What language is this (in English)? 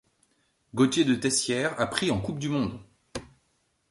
French